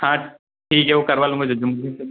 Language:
Hindi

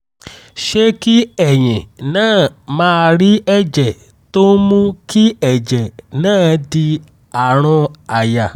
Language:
Yoruba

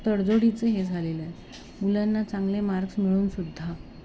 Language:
Marathi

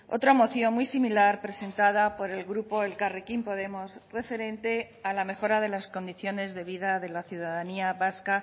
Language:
Spanish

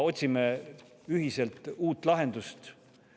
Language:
Estonian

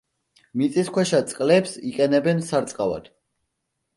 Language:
Georgian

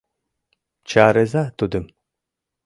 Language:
Mari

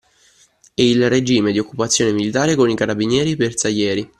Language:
Italian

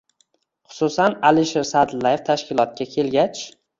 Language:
Uzbek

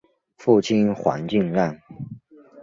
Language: Chinese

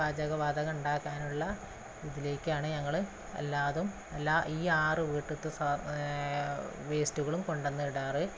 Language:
Malayalam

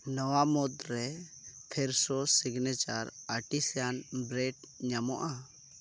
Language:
Santali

